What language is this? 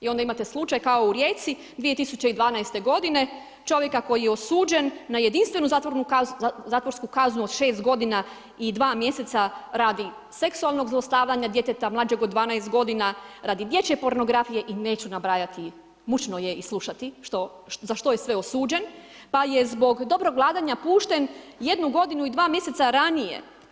Croatian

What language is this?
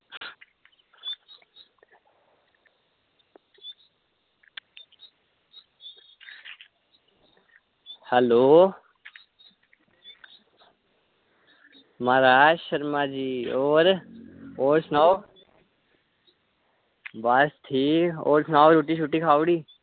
Dogri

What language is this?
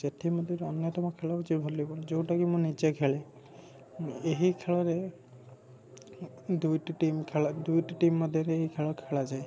Odia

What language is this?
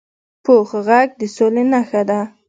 Pashto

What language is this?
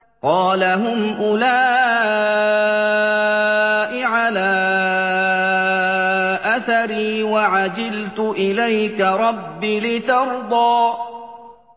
Arabic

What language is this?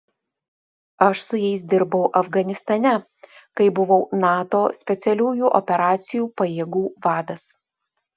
Lithuanian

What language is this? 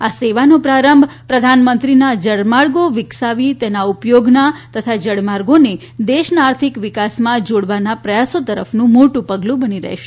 Gujarati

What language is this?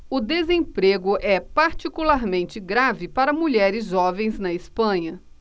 Portuguese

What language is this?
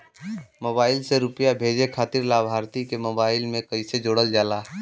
Bhojpuri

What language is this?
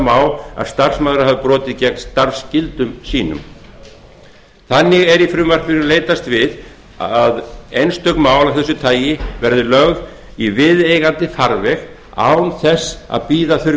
Icelandic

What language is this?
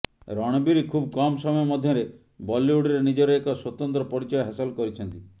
Odia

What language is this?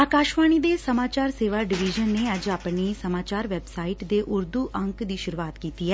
Punjabi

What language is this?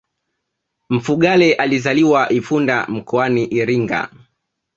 Swahili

